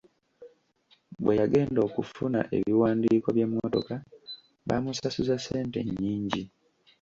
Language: Ganda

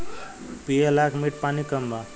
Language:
Bhojpuri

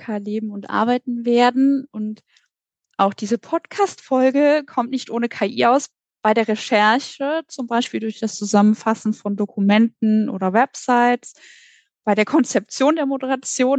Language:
German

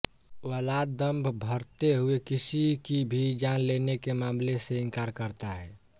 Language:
Hindi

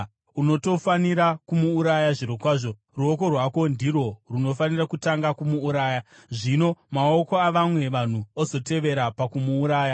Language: Shona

